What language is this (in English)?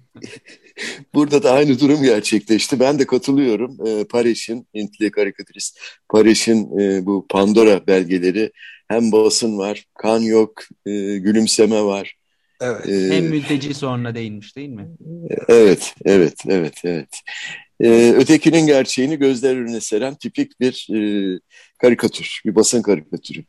Turkish